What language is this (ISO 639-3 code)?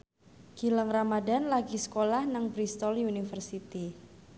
jav